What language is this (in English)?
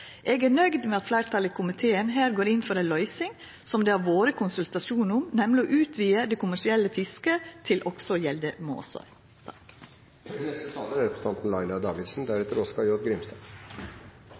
Norwegian Nynorsk